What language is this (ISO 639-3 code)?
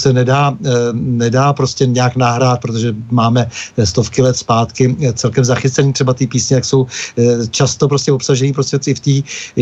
ces